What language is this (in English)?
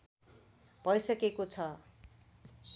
Nepali